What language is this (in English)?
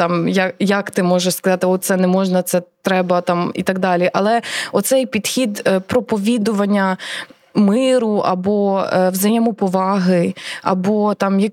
Ukrainian